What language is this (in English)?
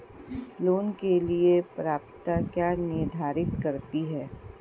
Hindi